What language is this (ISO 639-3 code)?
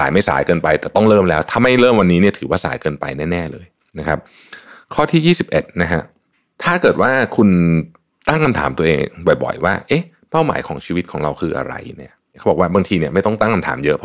tha